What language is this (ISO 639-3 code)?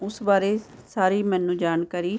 pan